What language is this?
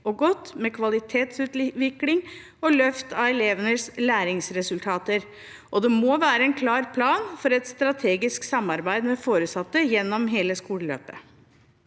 Norwegian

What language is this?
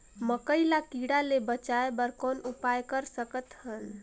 Chhattisgarhi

